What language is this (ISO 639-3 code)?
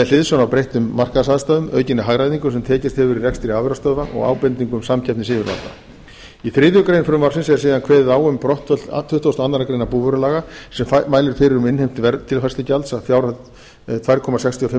isl